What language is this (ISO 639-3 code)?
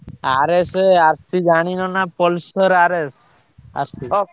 ori